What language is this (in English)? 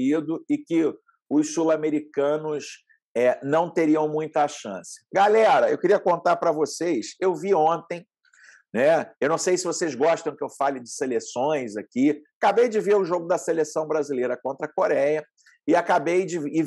Portuguese